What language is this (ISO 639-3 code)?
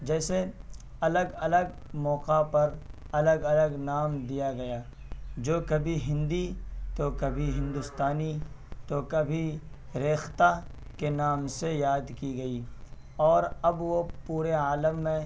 urd